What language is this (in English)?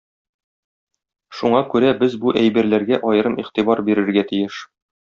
Tatar